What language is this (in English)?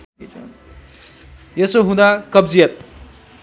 Nepali